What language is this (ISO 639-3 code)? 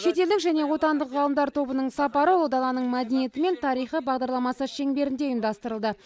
kaz